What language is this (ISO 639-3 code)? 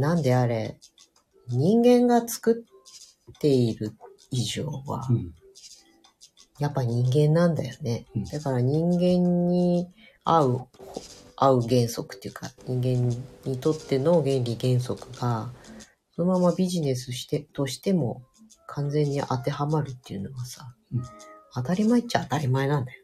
jpn